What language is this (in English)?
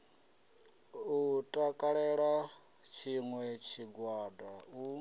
Venda